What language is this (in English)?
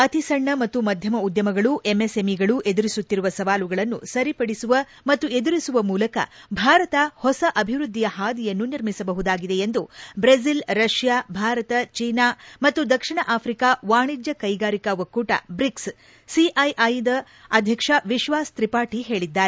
Kannada